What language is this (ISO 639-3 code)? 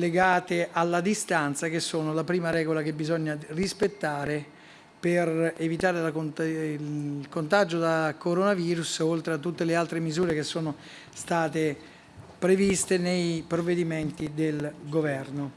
ita